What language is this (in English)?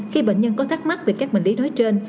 Vietnamese